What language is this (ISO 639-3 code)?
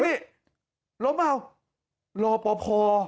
tha